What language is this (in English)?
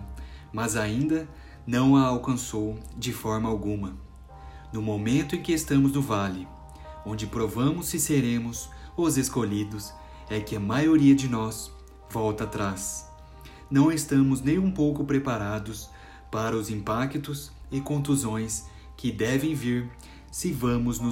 Portuguese